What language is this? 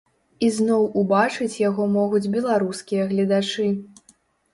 Belarusian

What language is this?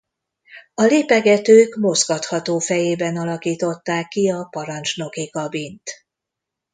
Hungarian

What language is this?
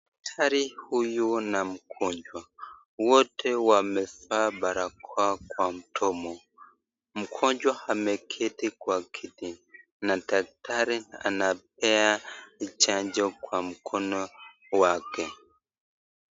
Swahili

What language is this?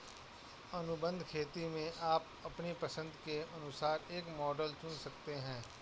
Hindi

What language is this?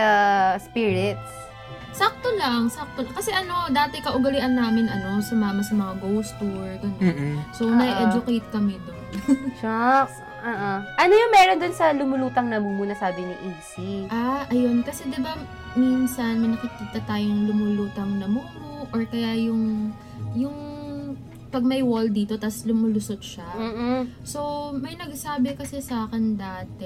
Filipino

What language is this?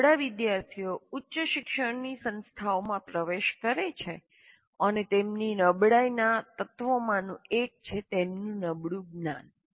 Gujarati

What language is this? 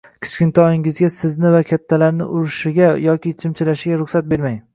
Uzbek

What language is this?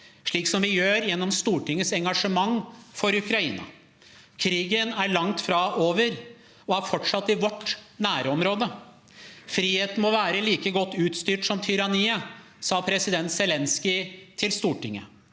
Norwegian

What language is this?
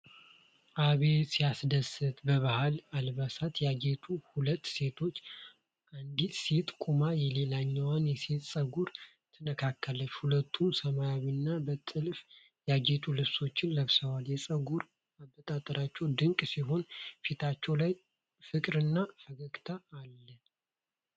Amharic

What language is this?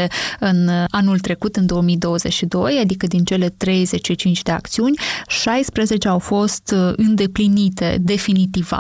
Romanian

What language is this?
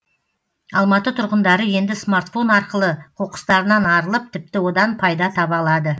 Kazakh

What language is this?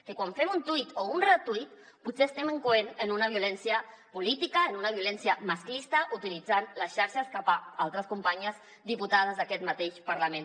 Catalan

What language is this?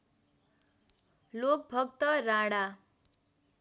Nepali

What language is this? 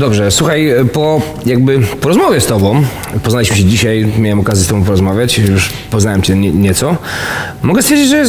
Polish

